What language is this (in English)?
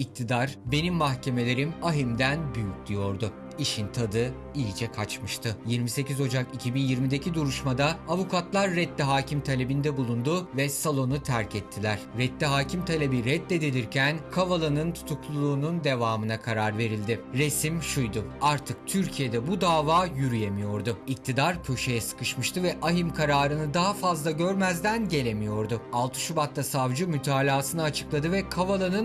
Turkish